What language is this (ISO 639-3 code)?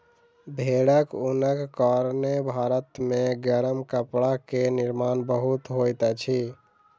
mai